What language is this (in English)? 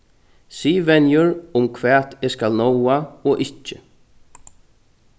Faroese